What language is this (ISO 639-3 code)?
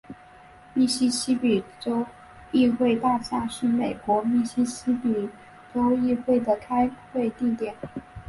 zho